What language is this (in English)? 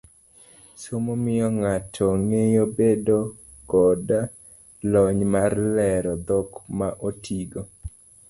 Luo (Kenya and Tanzania)